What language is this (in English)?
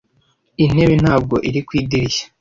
Kinyarwanda